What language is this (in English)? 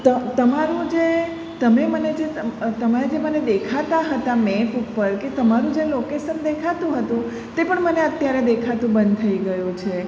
Gujarati